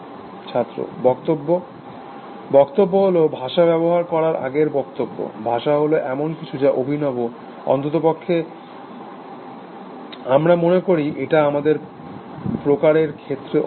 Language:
Bangla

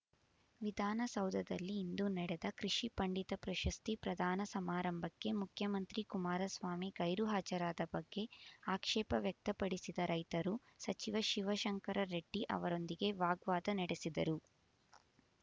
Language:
Kannada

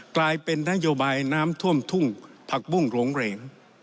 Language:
Thai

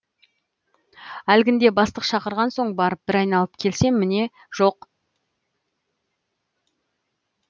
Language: Kazakh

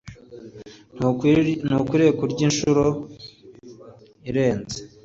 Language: Kinyarwanda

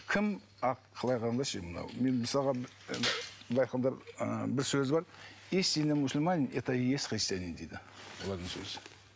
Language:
Kazakh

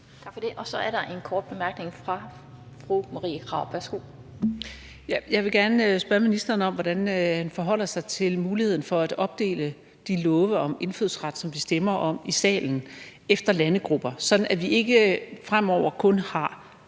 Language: Danish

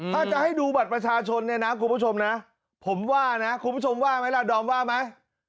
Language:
Thai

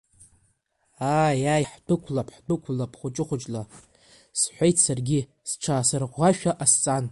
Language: Abkhazian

